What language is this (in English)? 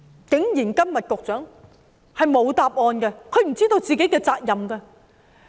Cantonese